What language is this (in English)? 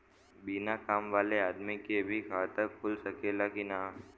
Bhojpuri